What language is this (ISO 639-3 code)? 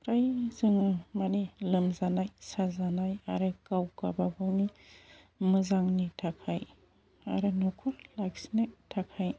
brx